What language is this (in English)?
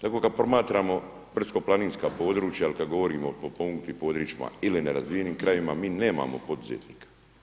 Croatian